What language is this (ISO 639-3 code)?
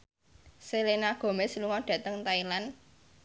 jav